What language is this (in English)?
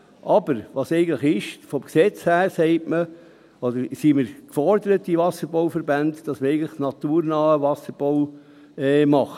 Swiss German